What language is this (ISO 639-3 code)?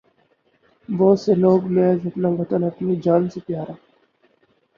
urd